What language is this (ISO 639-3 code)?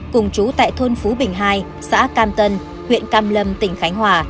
vie